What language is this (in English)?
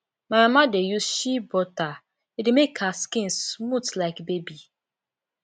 Nigerian Pidgin